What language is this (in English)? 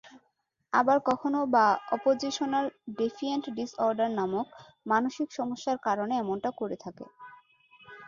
Bangla